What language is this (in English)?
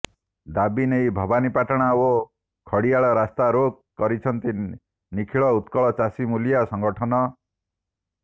Odia